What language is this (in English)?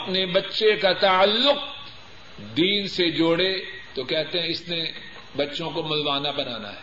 Urdu